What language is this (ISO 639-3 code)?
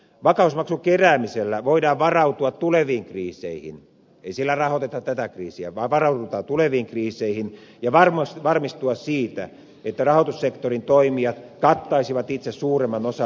fin